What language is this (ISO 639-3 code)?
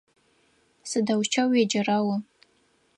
ady